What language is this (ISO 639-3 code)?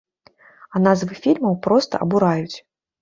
bel